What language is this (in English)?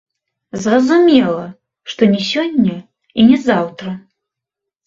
Belarusian